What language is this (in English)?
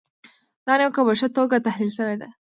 Pashto